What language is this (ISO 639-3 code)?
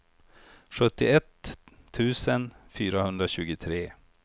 swe